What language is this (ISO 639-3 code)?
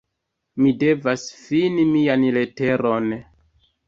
epo